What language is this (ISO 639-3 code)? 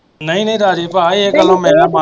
pan